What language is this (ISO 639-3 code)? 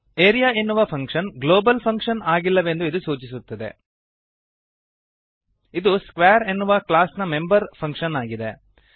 kan